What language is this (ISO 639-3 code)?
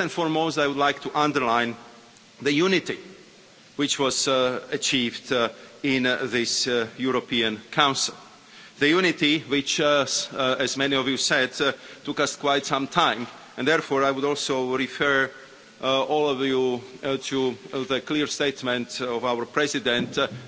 eng